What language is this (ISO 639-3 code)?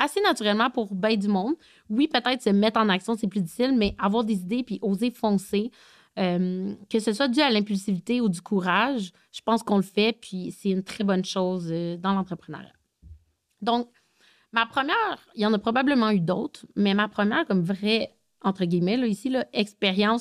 fra